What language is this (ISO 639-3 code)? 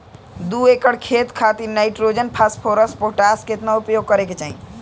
bho